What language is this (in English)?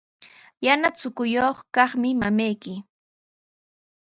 Sihuas Ancash Quechua